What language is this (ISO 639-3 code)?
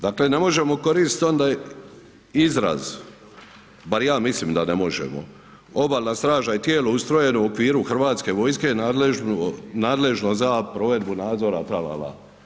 hrv